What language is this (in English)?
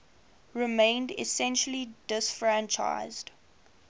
English